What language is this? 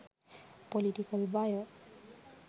Sinhala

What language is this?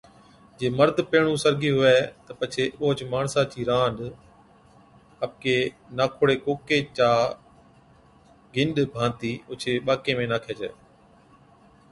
Od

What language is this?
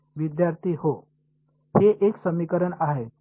Marathi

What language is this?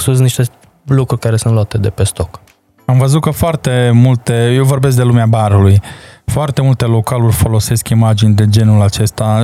Romanian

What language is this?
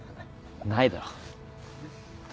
Japanese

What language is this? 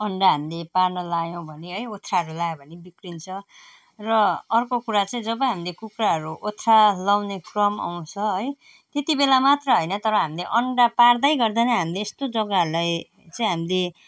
Nepali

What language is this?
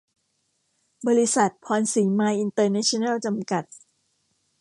Thai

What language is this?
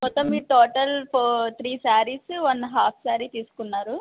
Telugu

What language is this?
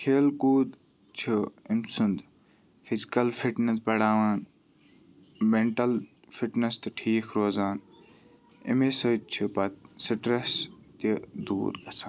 Kashmiri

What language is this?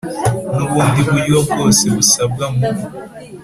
Kinyarwanda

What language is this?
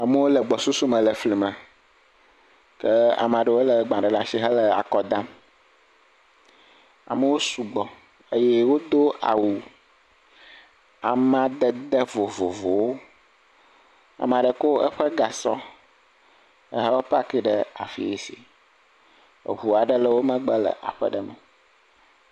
Ewe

